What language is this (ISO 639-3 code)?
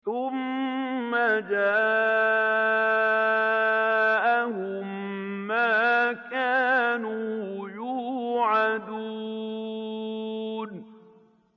ara